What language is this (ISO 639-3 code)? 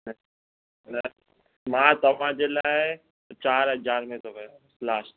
snd